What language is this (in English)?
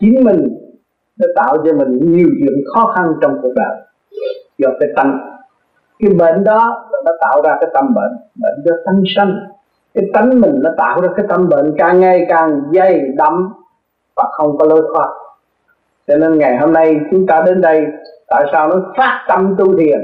Vietnamese